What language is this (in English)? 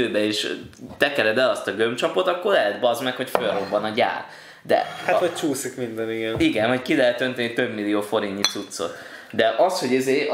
Hungarian